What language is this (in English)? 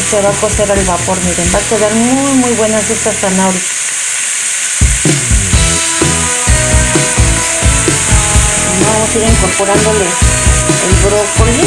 Spanish